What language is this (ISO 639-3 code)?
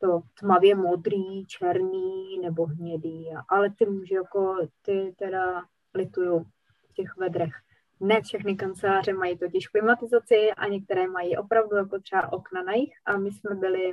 ces